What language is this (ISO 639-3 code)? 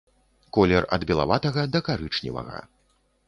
bel